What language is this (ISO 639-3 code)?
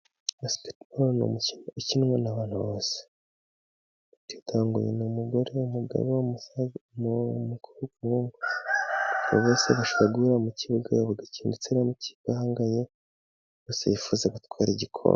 kin